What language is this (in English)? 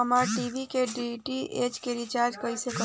Bhojpuri